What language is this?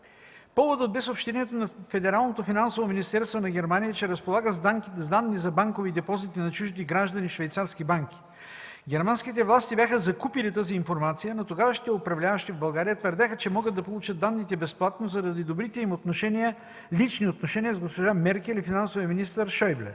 Bulgarian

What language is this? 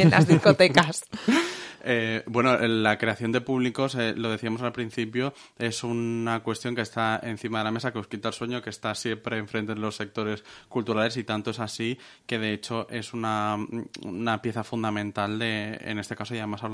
Spanish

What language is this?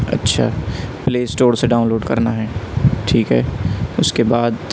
Urdu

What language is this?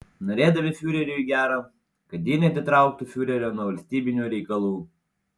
Lithuanian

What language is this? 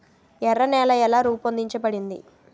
Telugu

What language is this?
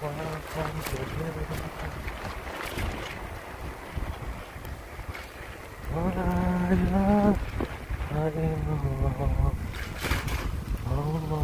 Indonesian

